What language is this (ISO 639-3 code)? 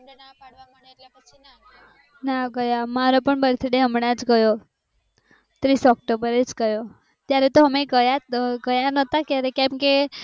guj